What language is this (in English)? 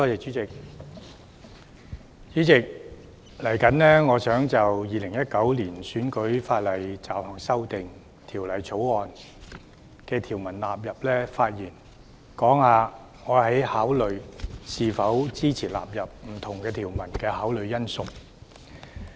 Cantonese